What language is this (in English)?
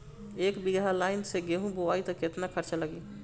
Bhojpuri